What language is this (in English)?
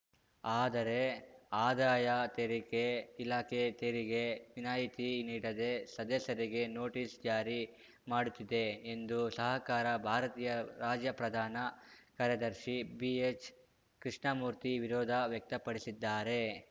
Kannada